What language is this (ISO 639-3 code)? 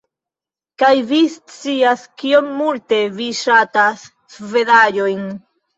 epo